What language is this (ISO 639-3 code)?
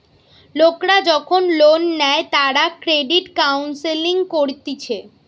ben